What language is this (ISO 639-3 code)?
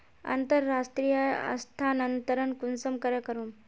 mag